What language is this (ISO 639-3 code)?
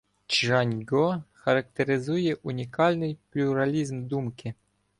ukr